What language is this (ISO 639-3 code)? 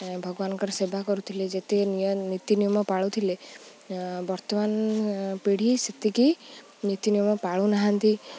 ori